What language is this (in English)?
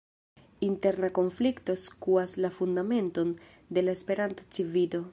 Esperanto